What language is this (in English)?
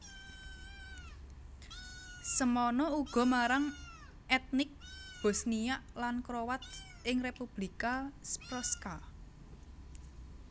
Javanese